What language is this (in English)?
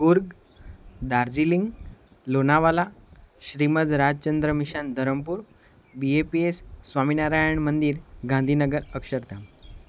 Gujarati